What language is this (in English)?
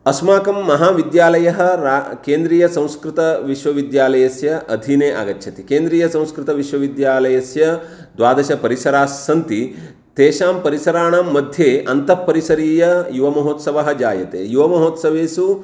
Sanskrit